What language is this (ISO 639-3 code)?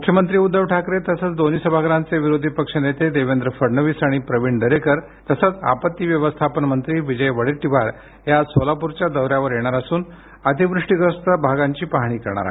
mar